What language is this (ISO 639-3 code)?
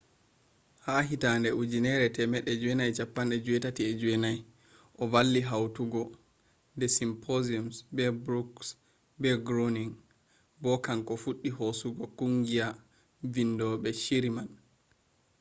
ful